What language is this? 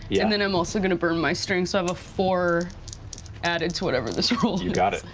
English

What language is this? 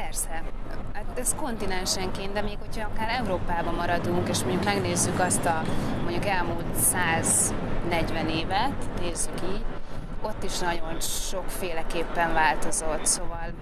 Hungarian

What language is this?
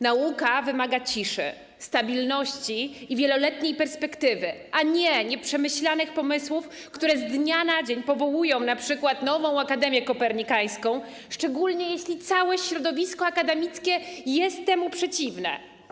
Polish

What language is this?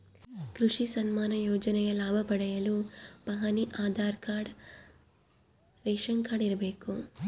Kannada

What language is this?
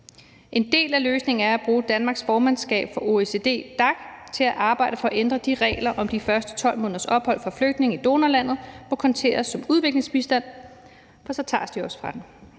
Danish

